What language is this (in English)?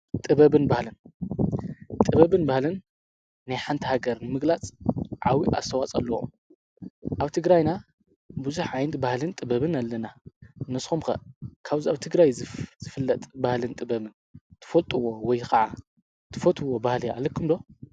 Tigrinya